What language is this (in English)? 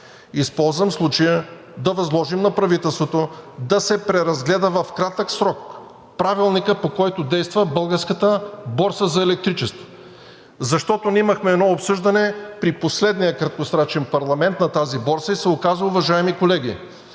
Bulgarian